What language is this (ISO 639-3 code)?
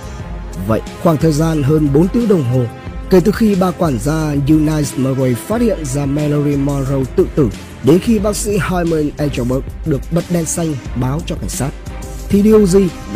vie